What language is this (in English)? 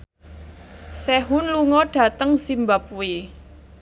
Javanese